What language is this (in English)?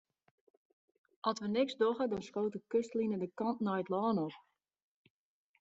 Western Frisian